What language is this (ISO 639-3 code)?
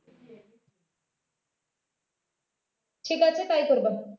ben